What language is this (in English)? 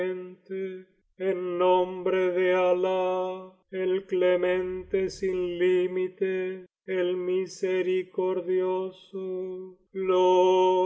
Spanish